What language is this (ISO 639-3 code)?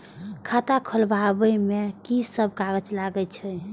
mai